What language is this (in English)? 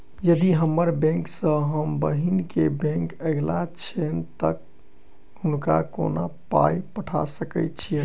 Maithili